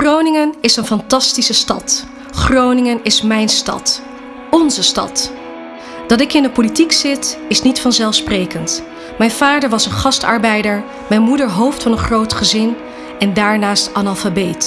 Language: Dutch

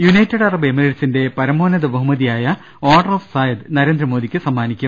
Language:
Malayalam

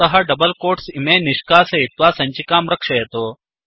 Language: Sanskrit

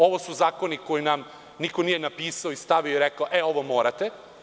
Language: Serbian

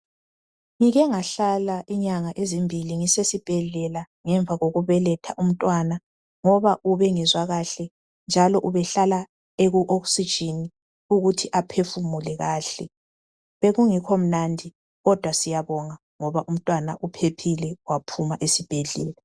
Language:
North Ndebele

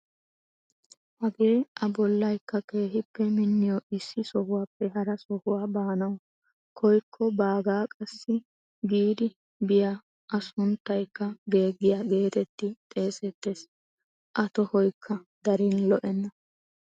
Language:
Wolaytta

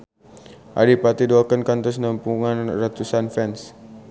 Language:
Sundanese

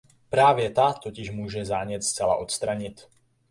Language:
Czech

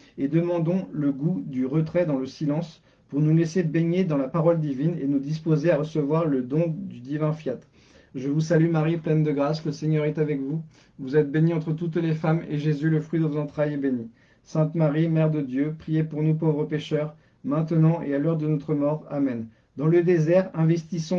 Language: French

